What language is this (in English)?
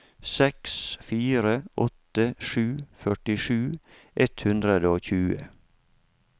Norwegian